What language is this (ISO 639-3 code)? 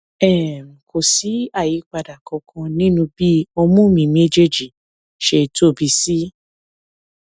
yor